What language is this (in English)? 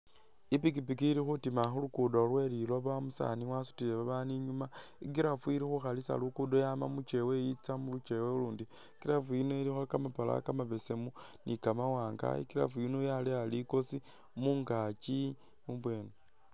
Masaaba